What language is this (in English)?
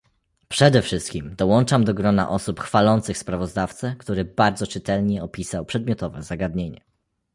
Polish